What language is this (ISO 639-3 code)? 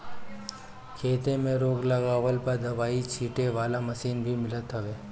bho